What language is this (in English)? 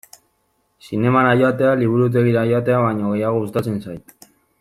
Basque